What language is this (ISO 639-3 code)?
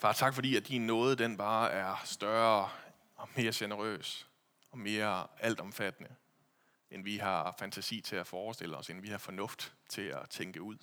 dan